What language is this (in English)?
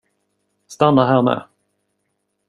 Swedish